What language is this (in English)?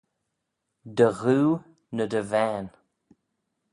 Manx